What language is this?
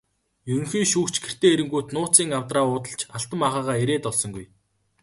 Mongolian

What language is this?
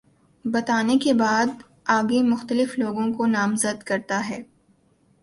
Urdu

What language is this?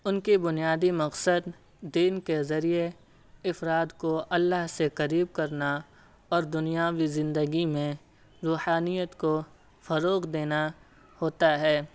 Urdu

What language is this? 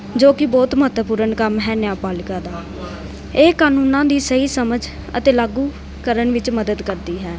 Punjabi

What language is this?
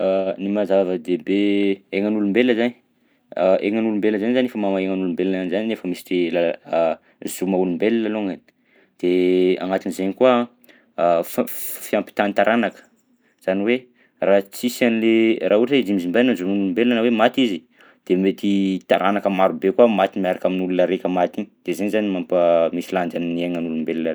Southern Betsimisaraka Malagasy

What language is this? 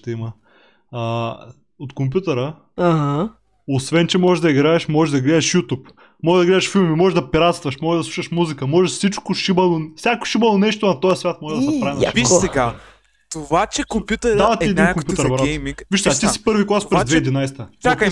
Bulgarian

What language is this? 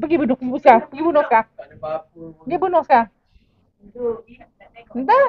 Malay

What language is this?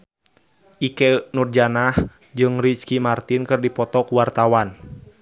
Sundanese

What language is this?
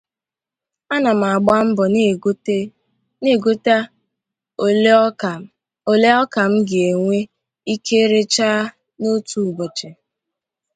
Igbo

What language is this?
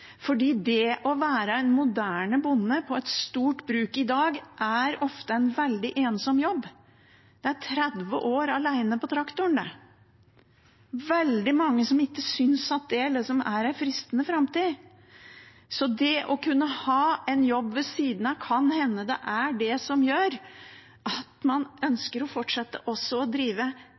Norwegian Bokmål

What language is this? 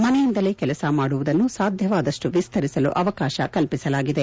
Kannada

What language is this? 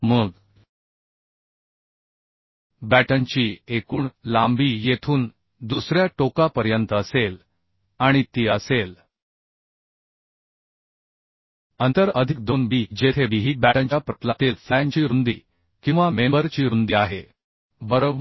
Marathi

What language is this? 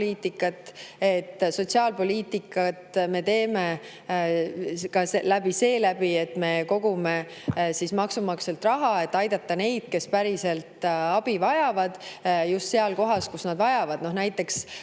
Estonian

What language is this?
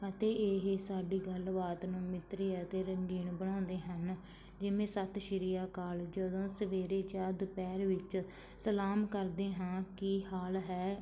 Punjabi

